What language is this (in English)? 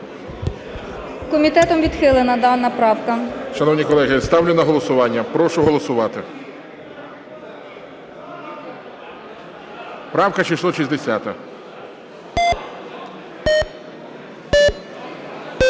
Ukrainian